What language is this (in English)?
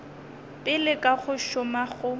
Northern Sotho